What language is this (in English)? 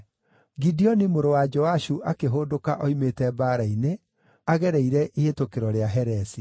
Kikuyu